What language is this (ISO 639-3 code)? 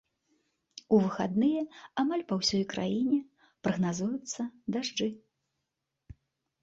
bel